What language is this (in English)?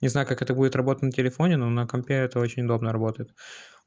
Russian